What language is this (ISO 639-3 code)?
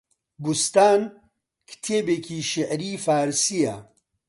ckb